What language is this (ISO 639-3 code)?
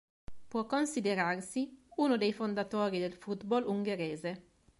ita